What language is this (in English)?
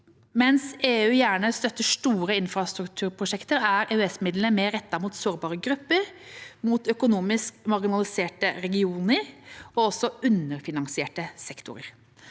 Norwegian